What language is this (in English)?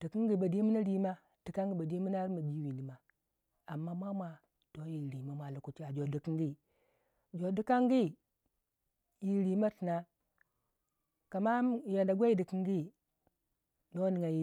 Waja